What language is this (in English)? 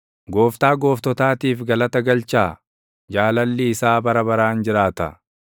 Oromo